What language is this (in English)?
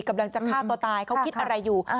Thai